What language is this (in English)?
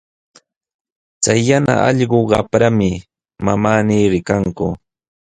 Sihuas Ancash Quechua